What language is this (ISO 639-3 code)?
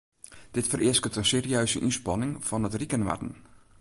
fry